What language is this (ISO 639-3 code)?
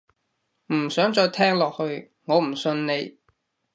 yue